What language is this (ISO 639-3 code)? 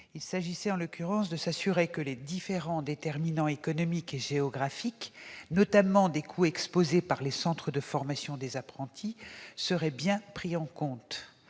fra